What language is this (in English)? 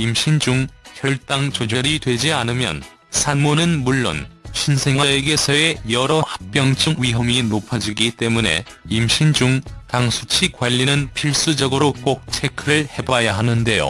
Korean